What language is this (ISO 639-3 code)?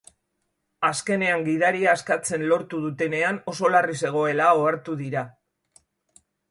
eus